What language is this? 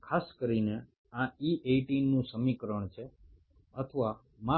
Bangla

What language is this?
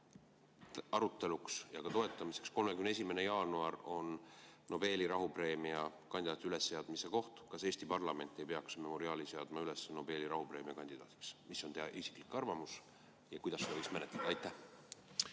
Estonian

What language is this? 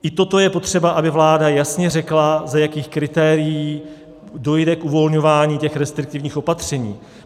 Czech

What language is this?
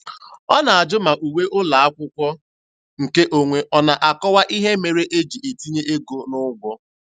Igbo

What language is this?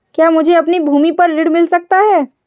Hindi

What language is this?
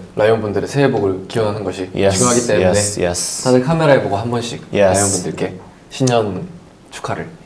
Korean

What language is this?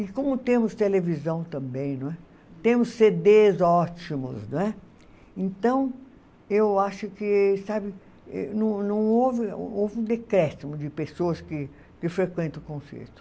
Portuguese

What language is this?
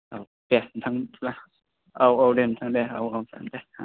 Bodo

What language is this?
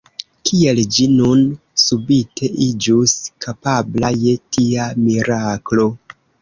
Esperanto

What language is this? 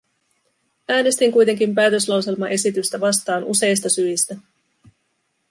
Finnish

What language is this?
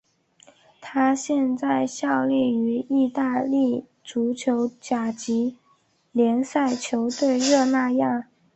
Chinese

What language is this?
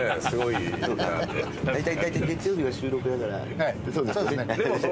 Japanese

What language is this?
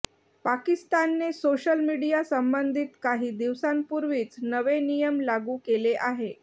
Marathi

